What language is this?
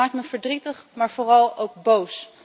Dutch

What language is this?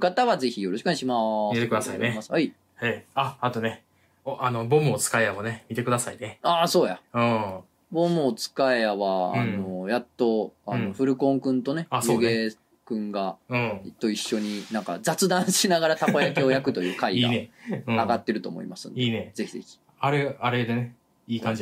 Japanese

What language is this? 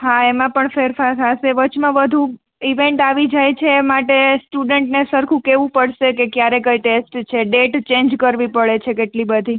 Gujarati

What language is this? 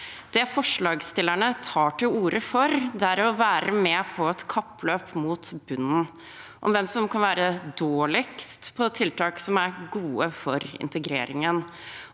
Norwegian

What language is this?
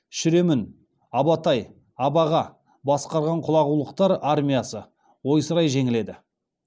Kazakh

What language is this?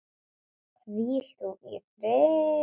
Icelandic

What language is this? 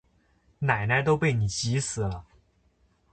Chinese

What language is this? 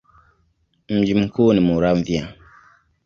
Swahili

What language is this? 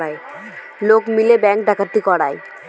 Bangla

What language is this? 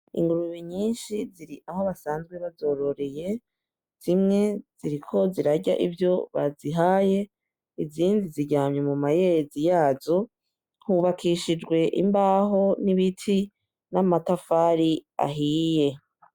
Rundi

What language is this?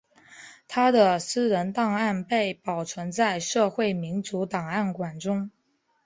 Chinese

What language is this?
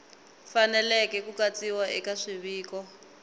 Tsonga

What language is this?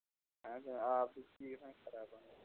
Kashmiri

